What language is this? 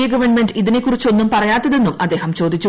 Malayalam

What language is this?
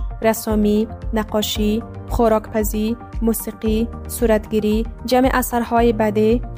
Persian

